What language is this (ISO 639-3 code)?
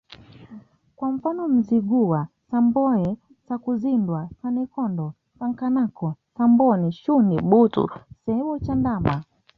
swa